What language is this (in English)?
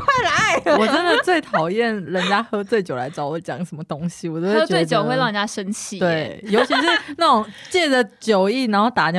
Chinese